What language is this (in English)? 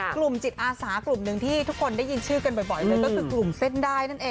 Thai